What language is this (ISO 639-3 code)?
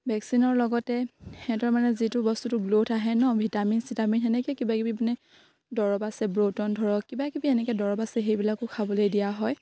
asm